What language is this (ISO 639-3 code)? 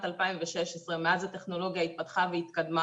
heb